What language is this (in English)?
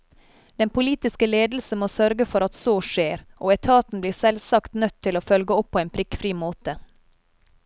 Norwegian